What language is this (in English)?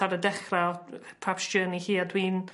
Welsh